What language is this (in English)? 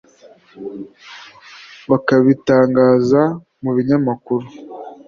Kinyarwanda